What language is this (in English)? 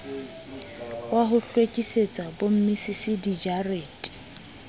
Southern Sotho